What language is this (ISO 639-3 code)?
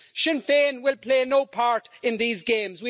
eng